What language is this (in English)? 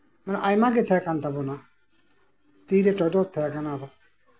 Santali